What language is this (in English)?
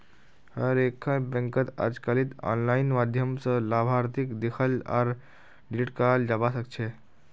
Magahi